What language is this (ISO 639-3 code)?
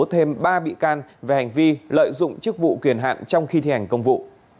vie